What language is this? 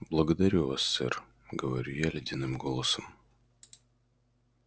Russian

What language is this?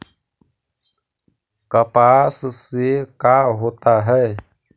Magahi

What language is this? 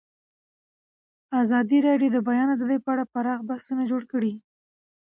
Pashto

